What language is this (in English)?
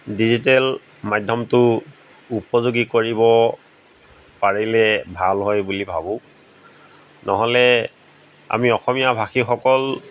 Assamese